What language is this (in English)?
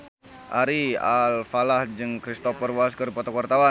Sundanese